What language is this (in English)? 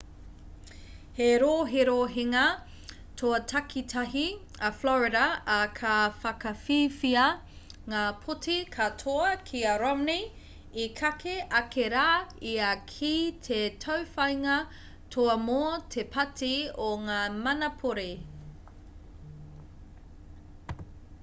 Māori